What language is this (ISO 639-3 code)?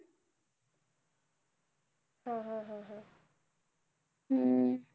mar